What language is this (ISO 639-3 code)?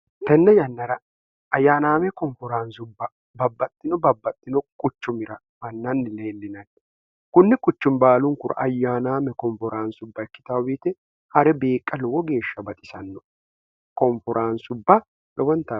sid